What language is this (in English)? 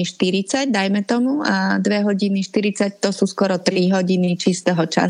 Slovak